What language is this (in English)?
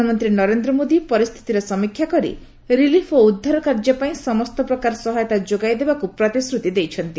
Odia